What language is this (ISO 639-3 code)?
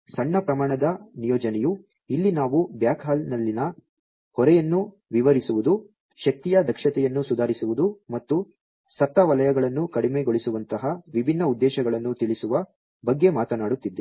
kan